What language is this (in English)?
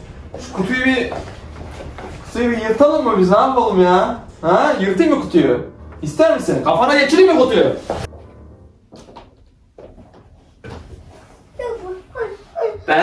Turkish